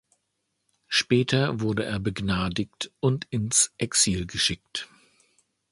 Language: German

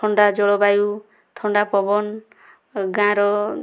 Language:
Odia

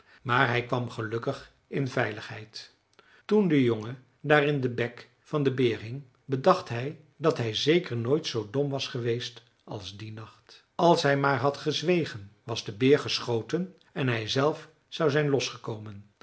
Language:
Dutch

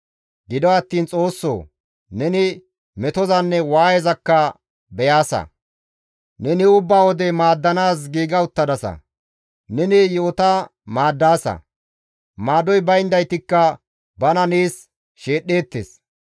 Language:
Gamo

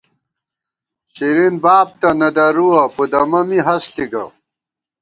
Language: Gawar-Bati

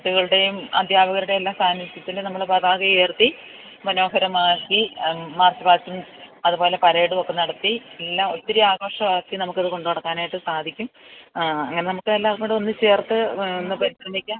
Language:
Malayalam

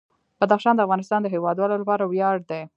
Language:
Pashto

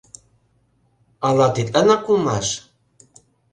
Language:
Mari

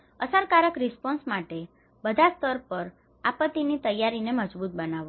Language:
Gujarati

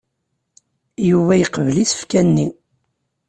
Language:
Kabyle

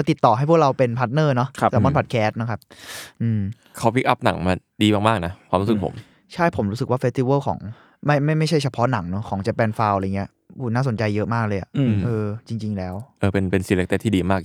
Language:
Thai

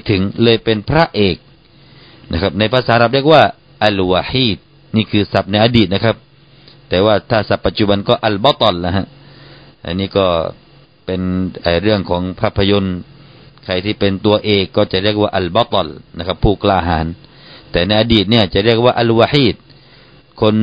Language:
Thai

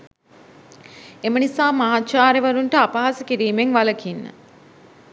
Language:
Sinhala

